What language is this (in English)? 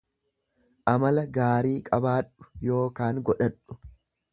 Oromo